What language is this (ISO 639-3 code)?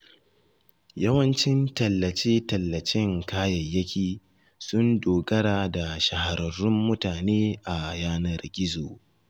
hau